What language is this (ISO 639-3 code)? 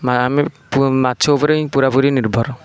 ori